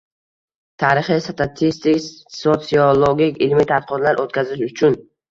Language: Uzbek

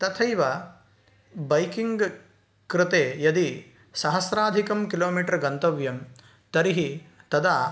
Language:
Sanskrit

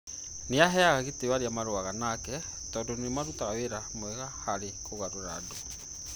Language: Kikuyu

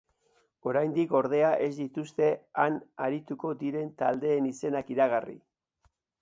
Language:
Basque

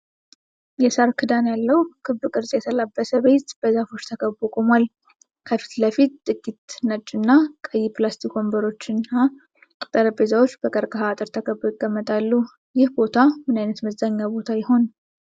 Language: Amharic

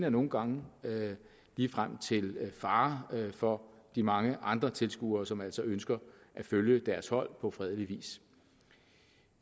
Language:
Danish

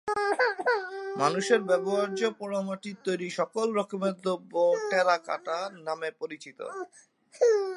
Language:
Bangla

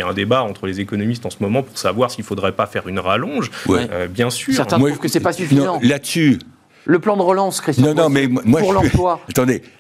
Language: French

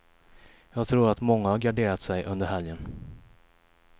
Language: Swedish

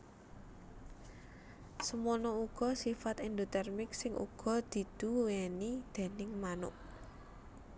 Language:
Javanese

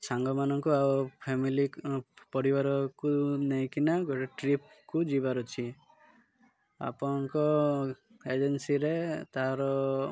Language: Odia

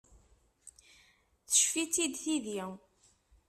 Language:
Kabyle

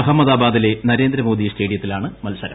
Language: Malayalam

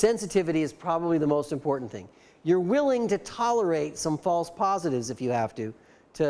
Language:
English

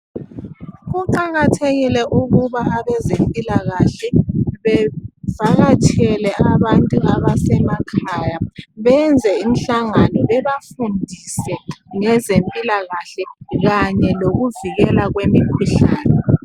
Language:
North Ndebele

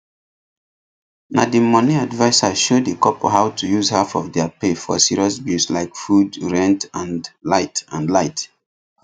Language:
Nigerian Pidgin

